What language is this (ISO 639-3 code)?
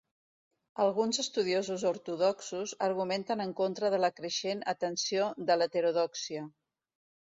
cat